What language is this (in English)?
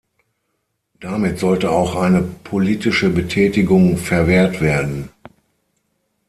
German